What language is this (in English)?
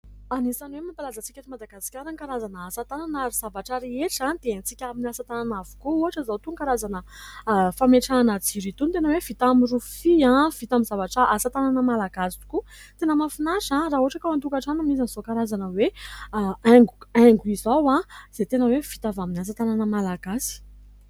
Malagasy